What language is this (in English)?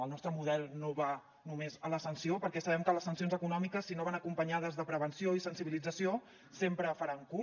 Catalan